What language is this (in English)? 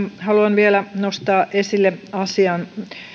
Finnish